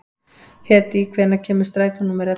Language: Icelandic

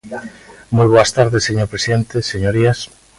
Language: Galician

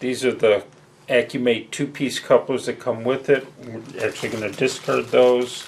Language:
English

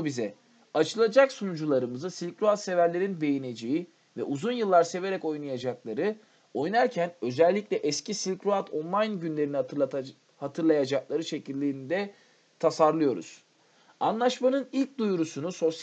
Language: Turkish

